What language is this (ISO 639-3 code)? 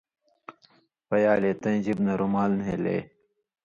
mvy